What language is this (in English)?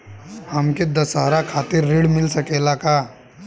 Bhojpuri